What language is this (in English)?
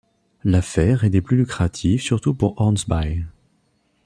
French